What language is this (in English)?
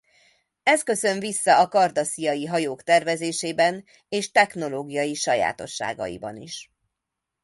Hungarian